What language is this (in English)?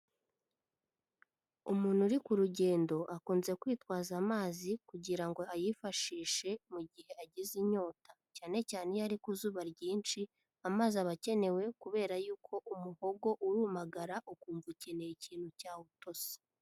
Kinyarwanda